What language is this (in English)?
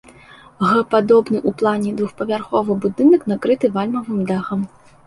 Belarusian